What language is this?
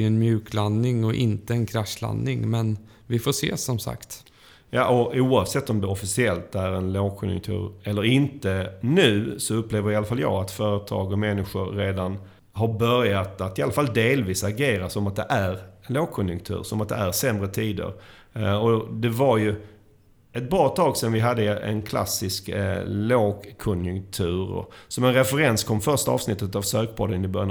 Swedish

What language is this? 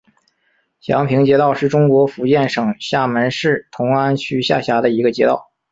Chinese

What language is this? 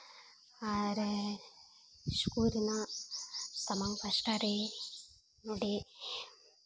Santali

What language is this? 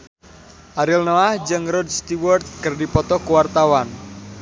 Sundanese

